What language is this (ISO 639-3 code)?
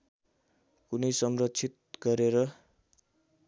nep